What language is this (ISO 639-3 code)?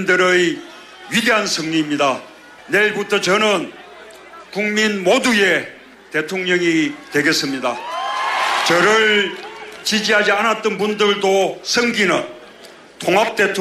kor